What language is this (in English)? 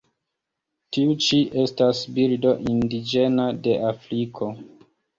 Esperanto